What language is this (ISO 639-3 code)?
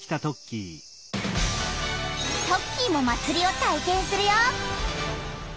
jpn